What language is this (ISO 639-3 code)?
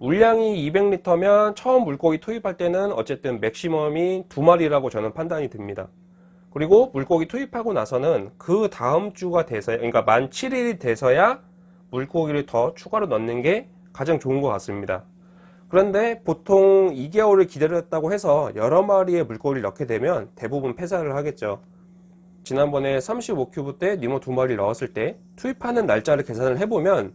kor